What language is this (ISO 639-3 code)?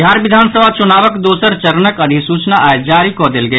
mai